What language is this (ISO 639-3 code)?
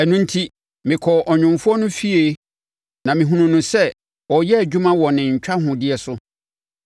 aka